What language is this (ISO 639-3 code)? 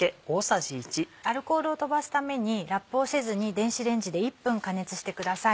jpn